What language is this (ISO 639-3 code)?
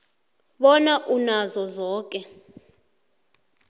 nbl